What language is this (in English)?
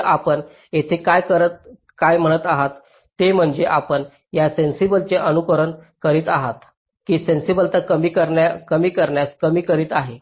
Marathi